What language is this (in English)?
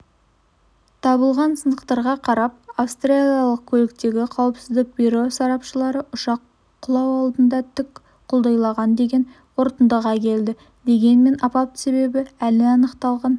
Kazakh